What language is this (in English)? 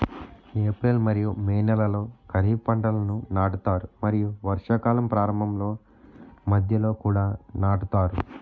Telugu